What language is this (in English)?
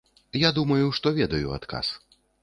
Belarusian